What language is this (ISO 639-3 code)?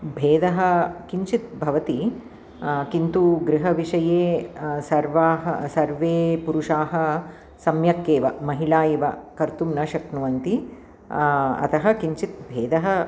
san